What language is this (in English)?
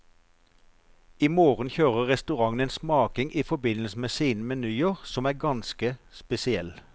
Norwegian